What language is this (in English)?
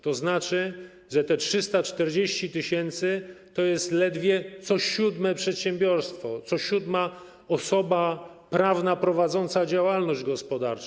Polish